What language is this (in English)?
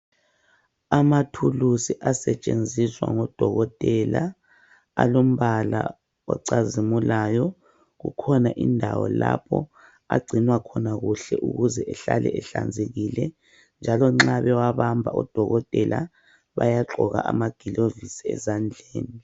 North Ndebele